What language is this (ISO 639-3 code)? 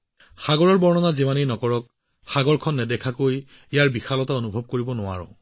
asm